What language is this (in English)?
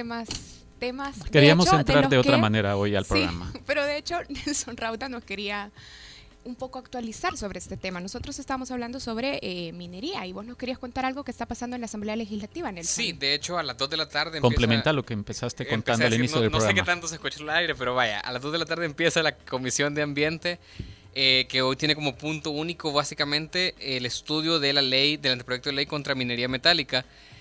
Spanish